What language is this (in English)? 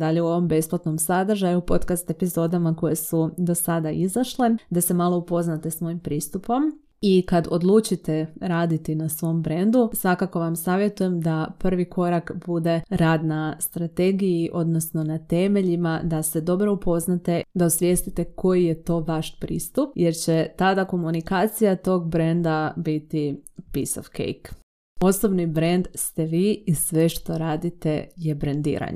Croatian